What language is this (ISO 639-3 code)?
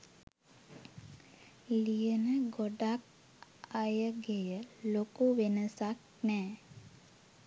sin